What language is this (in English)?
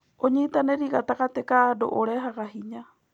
Kikuyu